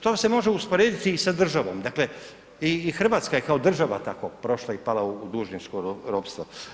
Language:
Croatian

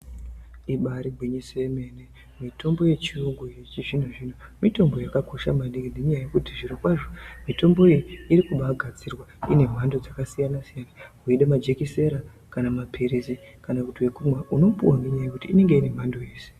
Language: Ndau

